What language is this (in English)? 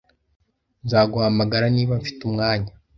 Kinyarwanda